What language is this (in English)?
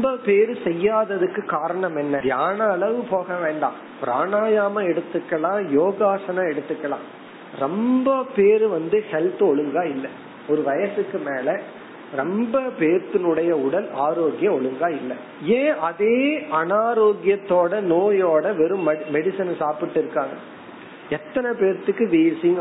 Tamil